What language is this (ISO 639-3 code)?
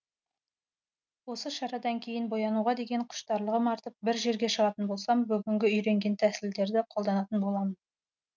kaz